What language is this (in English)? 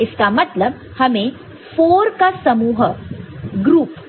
Hindi